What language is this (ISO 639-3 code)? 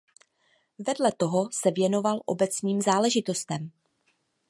ces